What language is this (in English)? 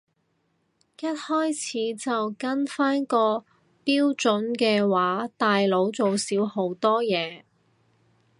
Cantonese